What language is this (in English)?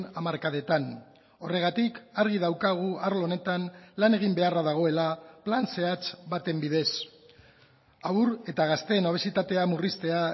Basque